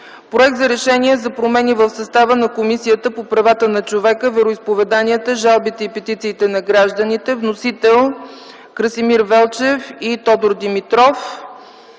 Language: Bulgarian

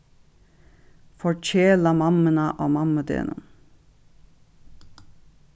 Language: Faroese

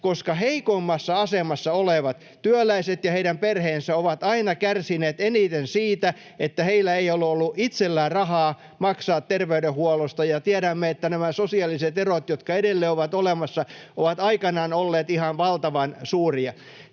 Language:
Finnish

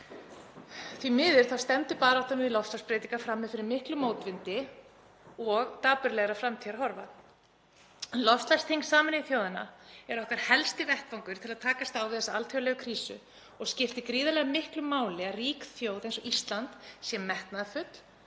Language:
Icelandic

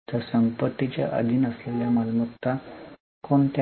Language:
Marathi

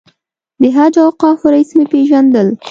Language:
Pashto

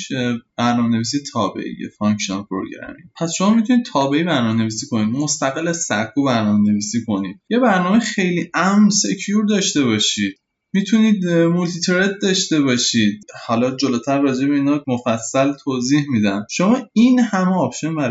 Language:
Persian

